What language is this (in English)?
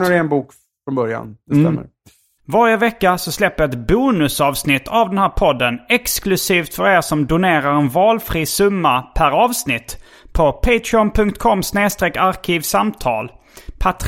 Swedish